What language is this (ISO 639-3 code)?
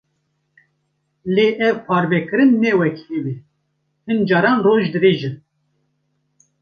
kur